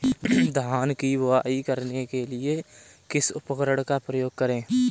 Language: Hindi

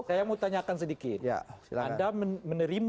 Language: Indonesian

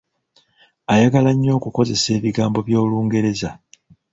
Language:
Ganda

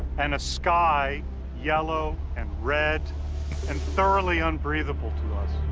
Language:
English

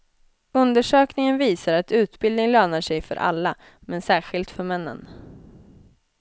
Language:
Swedish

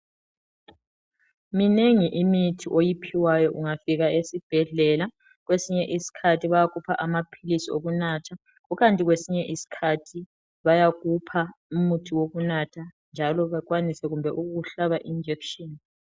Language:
North Ndebele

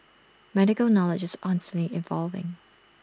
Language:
English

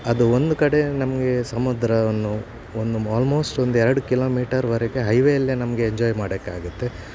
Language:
Kannada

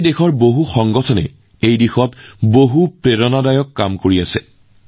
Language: Assamese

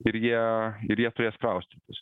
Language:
Lithuanian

